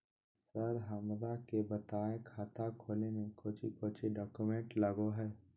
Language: Magahi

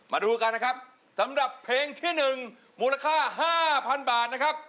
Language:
Thai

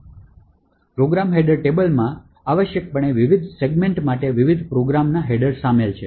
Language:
Gujarati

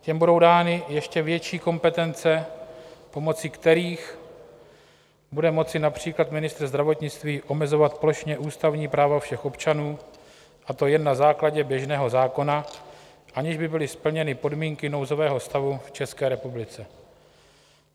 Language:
Czech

